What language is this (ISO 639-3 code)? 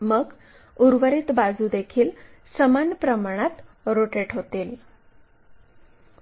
mar